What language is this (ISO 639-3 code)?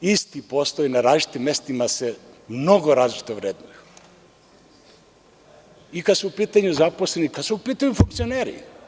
srp